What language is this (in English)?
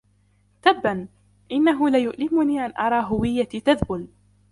Arabic